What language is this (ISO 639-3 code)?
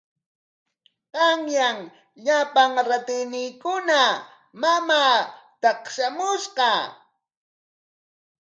qwa